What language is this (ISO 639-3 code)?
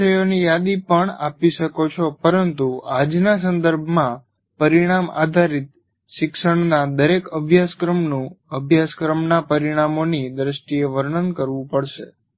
guj